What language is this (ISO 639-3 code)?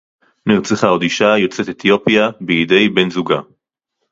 heb